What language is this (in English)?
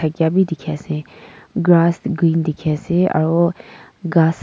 Naga Pidgin